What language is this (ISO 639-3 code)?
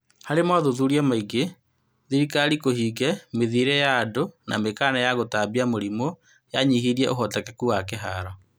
kik